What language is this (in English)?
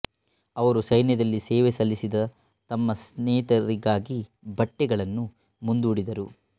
Kannada